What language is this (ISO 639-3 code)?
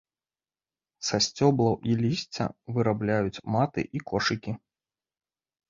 bel